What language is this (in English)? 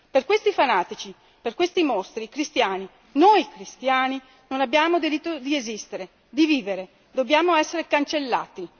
Italian